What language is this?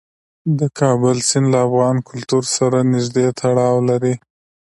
Pashto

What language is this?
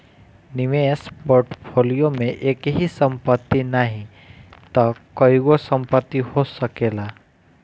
Bhojpuri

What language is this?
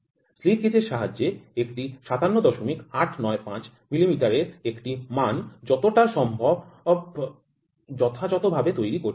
Bangla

